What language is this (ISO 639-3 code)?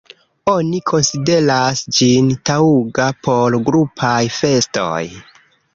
epo